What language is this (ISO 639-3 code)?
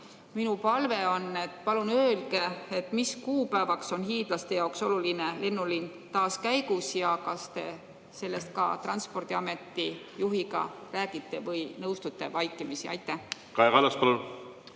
est